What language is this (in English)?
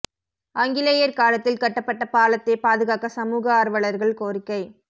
Tamil